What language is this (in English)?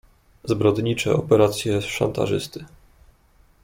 Polish